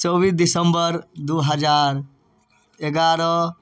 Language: Maithili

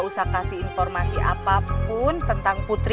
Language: Indonesian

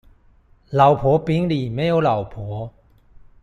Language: Chinese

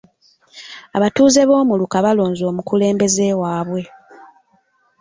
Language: Ganda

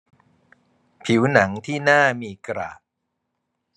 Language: Thai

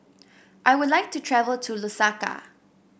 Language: English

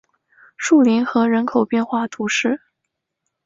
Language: Chinese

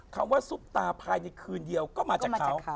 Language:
Thai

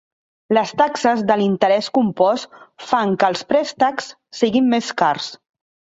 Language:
Catalan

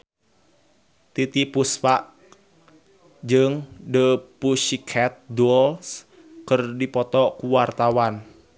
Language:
Sundanese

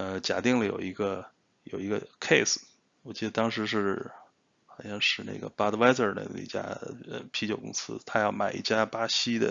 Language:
Chinese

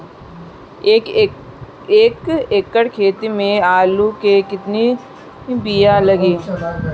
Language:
Bhojpuri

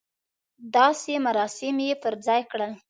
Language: Pashto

